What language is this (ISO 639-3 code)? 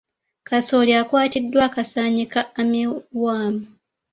lug